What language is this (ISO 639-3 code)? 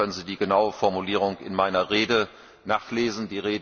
deu